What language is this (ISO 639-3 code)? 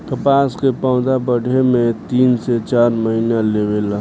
bho